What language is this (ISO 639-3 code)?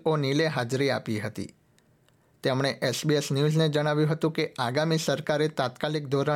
guj